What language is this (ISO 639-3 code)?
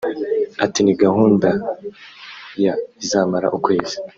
kin